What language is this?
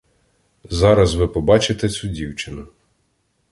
Ukrainian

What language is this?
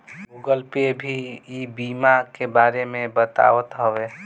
Bhojpuri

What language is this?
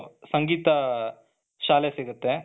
Kannada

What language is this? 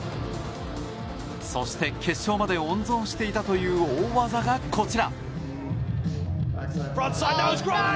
Japanese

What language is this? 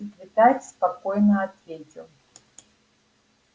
Russian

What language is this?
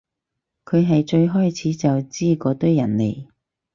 Cantonese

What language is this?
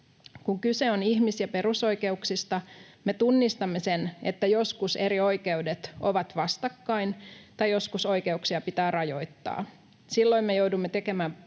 Finnish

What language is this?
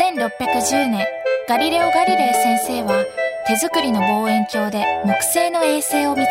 Japanese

